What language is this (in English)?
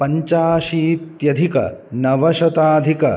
Sanskrit